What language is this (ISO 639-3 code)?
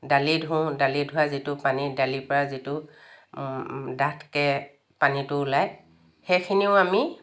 asm